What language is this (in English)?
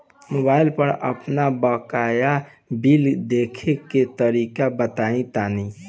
Bhojpuri